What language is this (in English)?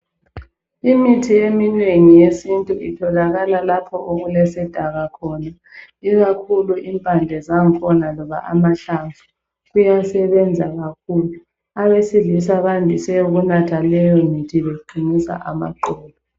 North Ndebele